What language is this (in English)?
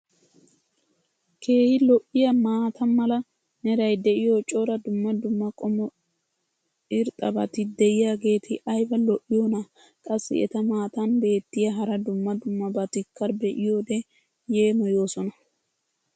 Wolaytta